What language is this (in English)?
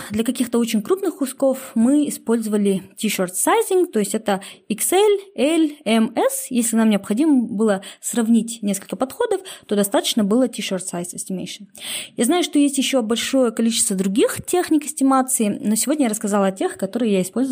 Russian